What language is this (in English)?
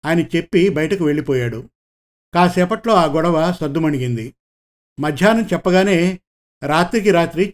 Telugu